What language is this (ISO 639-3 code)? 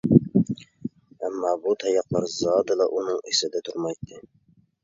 uig